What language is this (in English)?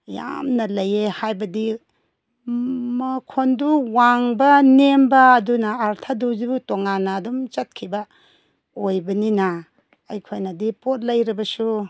Manipuri